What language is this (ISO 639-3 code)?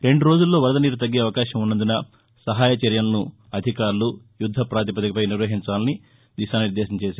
tel